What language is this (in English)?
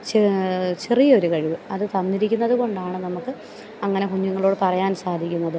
Malayalam